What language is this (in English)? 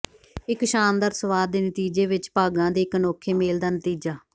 Punjabi